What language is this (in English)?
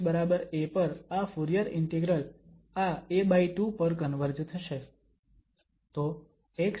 Gujarati